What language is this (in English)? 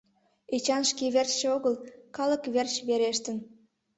Mari